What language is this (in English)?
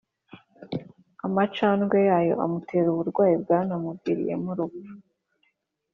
Kinyarwanda